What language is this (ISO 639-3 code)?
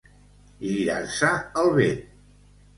cat